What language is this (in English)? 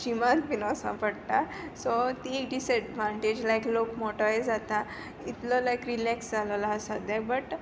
Konkani